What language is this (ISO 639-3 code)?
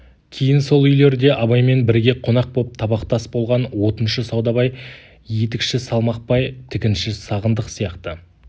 kaz